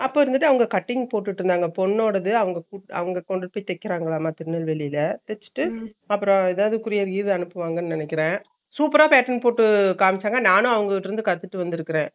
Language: Tamil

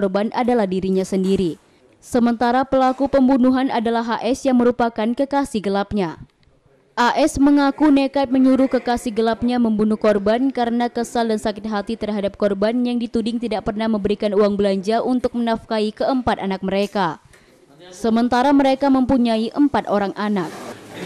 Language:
Indonesian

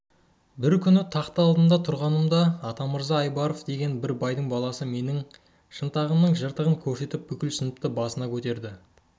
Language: Kazakh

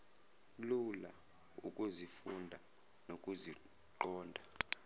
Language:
Zulu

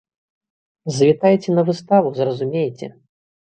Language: Belarusian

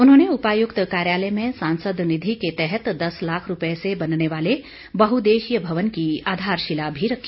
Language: Hindi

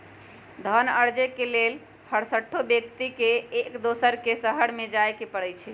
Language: Magahi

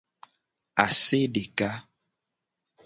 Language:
Gen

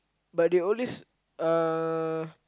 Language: English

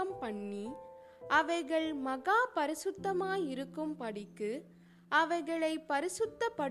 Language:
Tamil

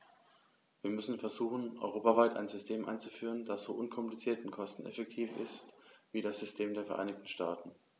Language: German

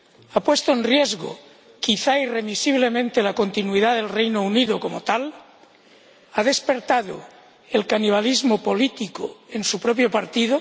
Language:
Spanish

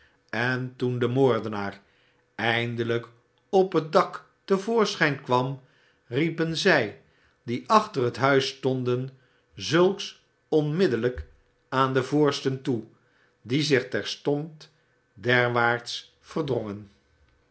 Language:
Dutch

